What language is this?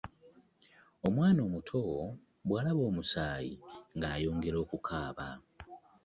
Ganda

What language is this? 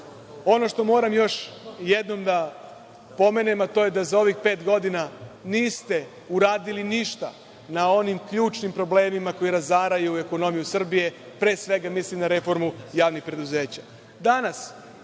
Serbian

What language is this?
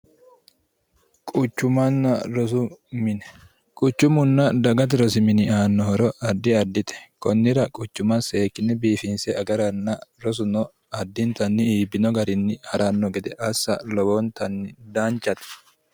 Sidamo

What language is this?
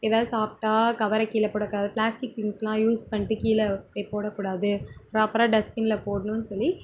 Tamil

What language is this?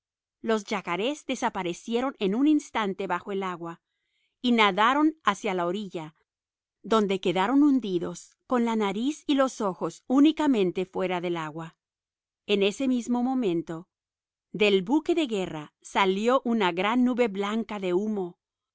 Spanish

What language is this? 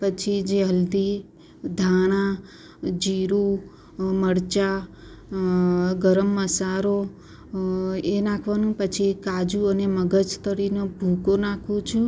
Gujarati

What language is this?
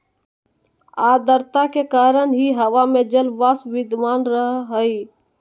Magahi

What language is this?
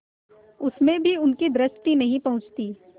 Hindi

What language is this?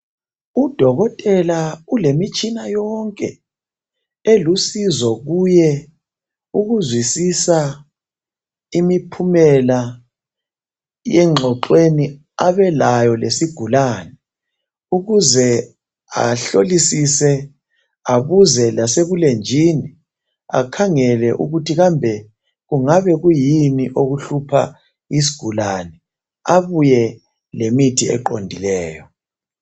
North Ndebele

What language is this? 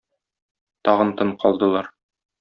Tatar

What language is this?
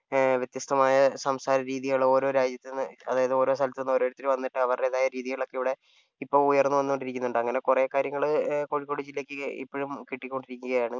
Malayalam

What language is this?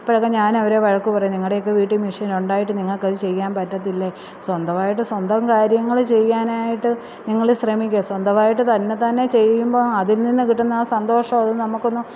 Malayalam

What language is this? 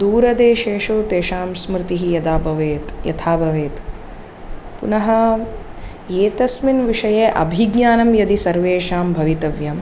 Sanskrit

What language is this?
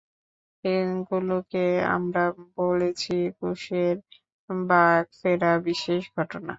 Bangla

